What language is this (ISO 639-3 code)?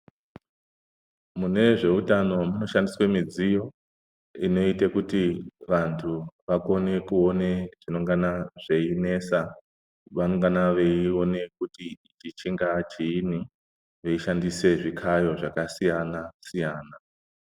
ndc